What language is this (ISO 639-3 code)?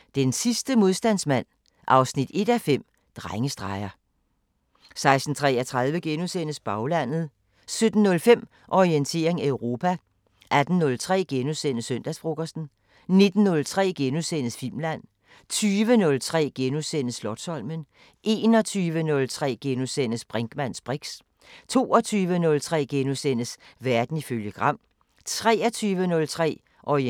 dan